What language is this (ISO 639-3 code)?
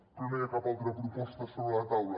cat